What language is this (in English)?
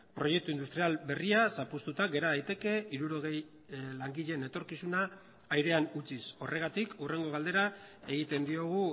Basque